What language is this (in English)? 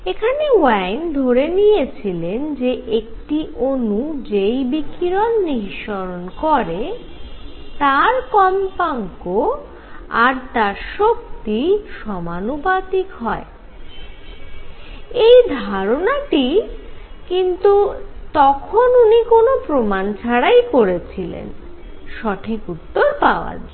Bangla